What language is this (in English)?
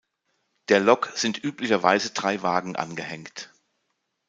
German